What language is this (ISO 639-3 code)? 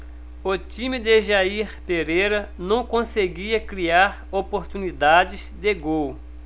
por